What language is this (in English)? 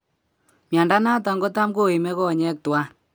Kalenjin